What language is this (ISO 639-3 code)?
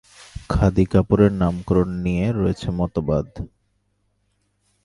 ben